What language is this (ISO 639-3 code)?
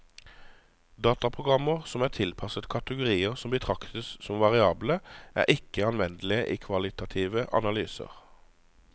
nor